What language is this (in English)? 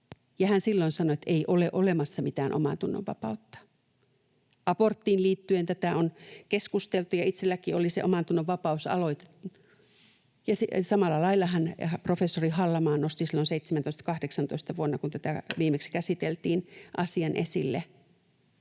Finnish